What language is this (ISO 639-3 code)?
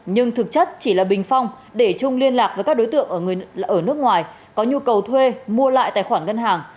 vie